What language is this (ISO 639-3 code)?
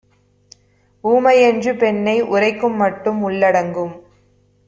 tam